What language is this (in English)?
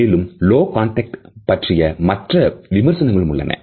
Tamil